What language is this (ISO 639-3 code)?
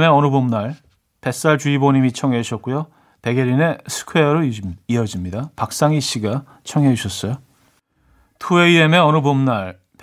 kor